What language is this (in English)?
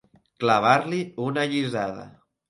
Catalan